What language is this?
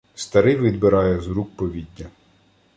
Ukrainian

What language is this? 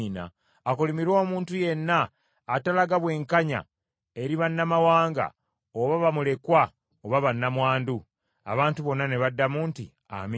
Ganda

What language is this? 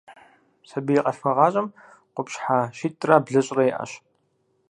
Kabardian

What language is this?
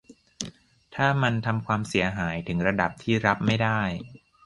Thai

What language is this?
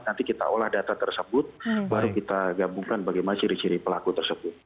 Indonesian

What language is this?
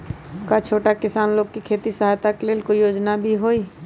Magahi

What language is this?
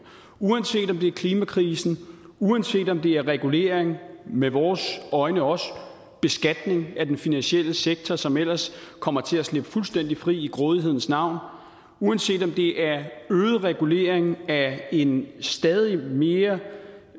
Danish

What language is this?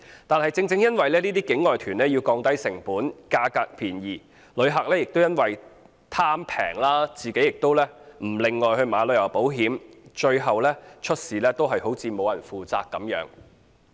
Cantonese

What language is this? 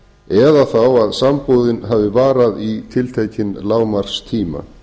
Icelandic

